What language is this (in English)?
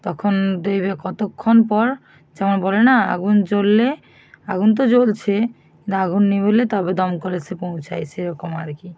Bangla